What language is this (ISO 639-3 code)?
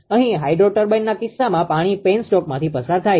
guj